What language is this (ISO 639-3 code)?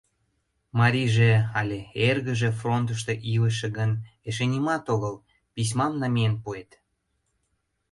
chm